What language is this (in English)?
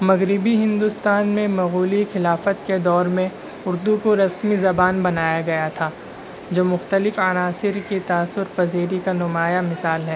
Urdu